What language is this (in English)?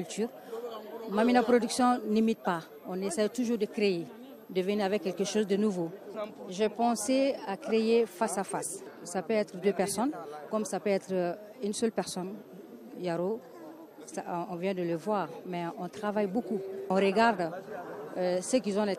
French